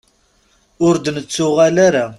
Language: Kabyle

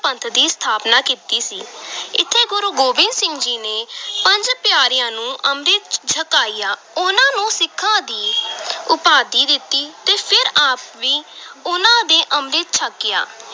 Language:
Punjabi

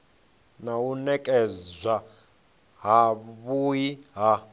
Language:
Venda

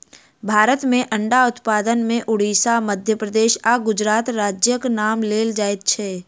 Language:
Maithili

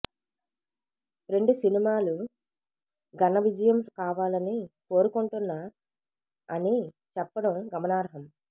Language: Telugu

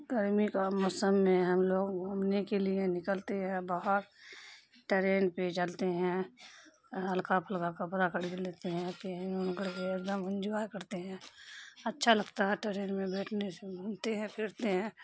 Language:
Urdu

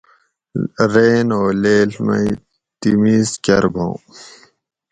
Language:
Gawri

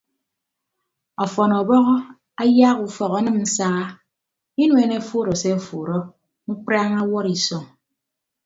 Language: Ibibio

